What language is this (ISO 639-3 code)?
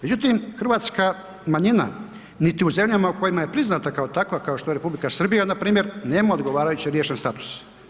hrv